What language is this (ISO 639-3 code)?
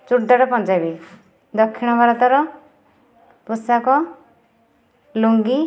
ori